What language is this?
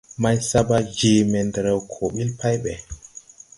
Tupuri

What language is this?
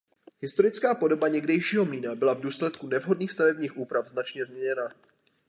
Czech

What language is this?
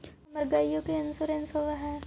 Magahi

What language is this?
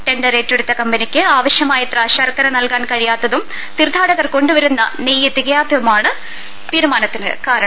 Malayalam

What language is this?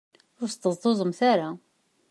Kabyle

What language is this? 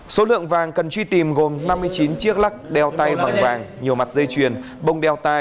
Vietnamese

